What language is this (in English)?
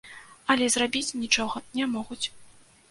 Belarusian